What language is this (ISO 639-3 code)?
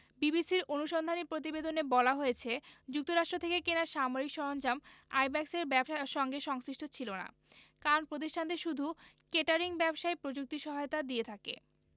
ben